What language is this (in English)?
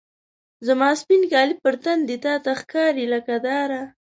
Pashto